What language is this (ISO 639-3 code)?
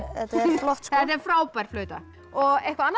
isl